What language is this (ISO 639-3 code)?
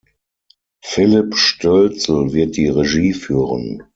deu